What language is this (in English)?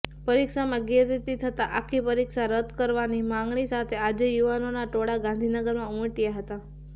Gujarati